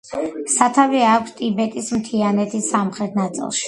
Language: Georgian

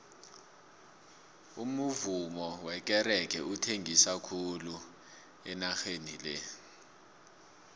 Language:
South Ndebele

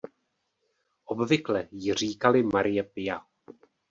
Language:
Czech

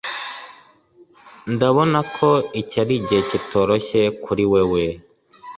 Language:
Kinyarwanda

